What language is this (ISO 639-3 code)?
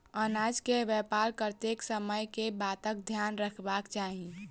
mai